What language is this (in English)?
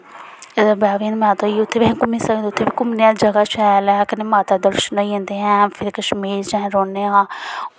Dogri